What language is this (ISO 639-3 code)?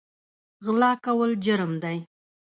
pus